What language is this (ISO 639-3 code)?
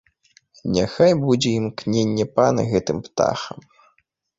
bel